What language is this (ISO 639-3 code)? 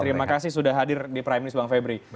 ind